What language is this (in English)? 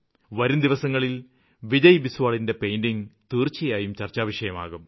Malayalam